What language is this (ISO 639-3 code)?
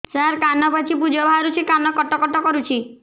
ori